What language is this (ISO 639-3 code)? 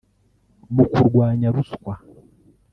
kin